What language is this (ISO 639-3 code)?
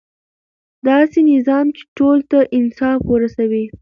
pus